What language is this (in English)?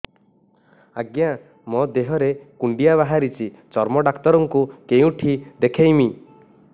Odia